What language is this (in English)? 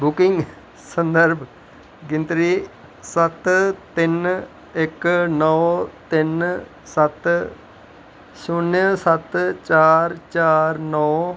Dogri